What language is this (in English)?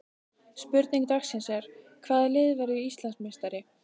Icelandic